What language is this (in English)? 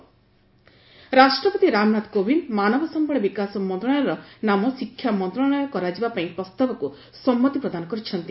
Odia